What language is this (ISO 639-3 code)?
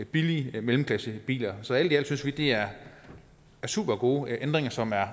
dan